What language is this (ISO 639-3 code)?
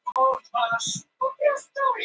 isl